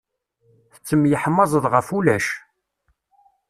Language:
Kabyle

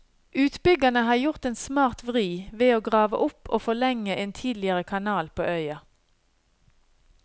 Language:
Norwegian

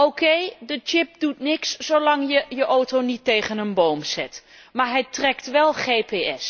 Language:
Dutch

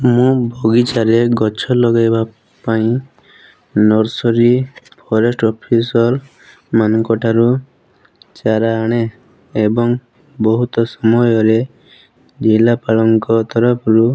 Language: Odia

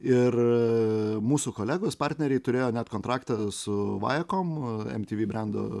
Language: Lithuanian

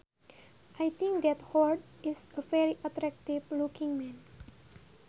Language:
Sundanese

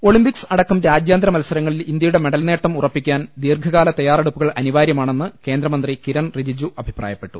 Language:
Malayalam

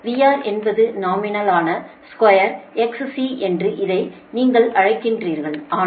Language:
Tamil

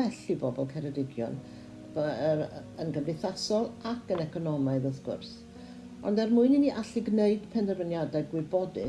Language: English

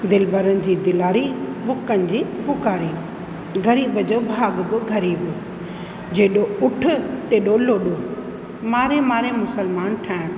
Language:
Sindhi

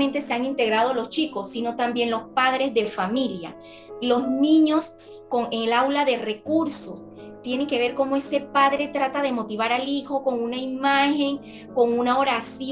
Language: Spanish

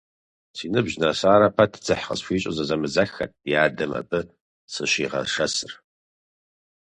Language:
Kabardian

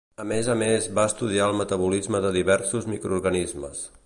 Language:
Catalan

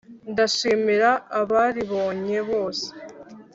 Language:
Kinyarwanda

